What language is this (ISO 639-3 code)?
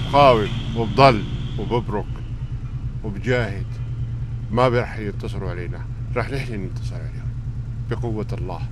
ara